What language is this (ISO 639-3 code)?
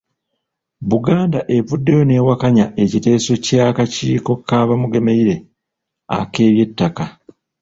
lug